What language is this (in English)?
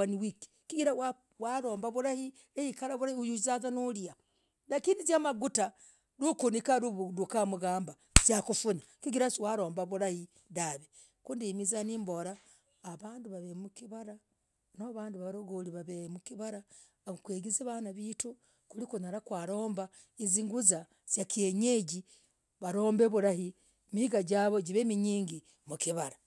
Logooli